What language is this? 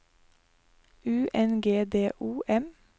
Norwegian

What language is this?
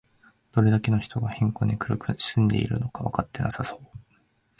Japanese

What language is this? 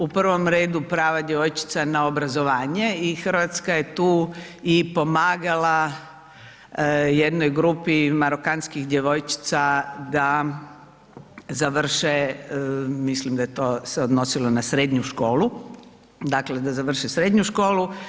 Croatian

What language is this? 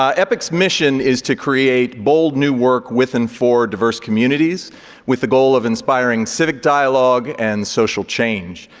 English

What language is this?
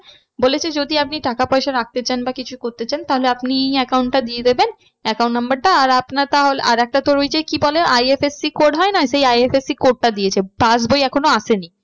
Bangla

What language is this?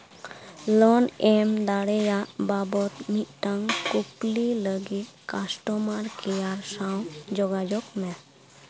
Santali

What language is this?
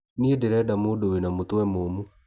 Kikuyu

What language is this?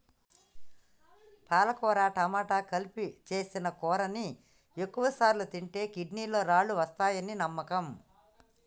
Telugu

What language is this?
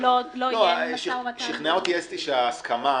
Hebrew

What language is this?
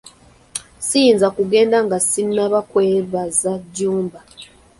Ganda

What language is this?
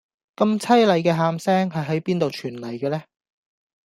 Cantonese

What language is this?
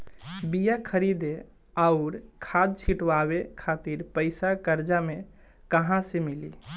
Bhojpuri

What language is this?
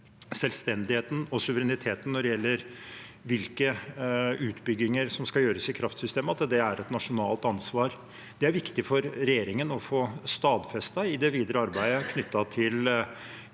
Norwegian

